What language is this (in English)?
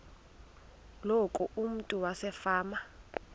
Xhosa